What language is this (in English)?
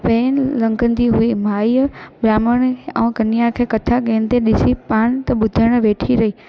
Sindhi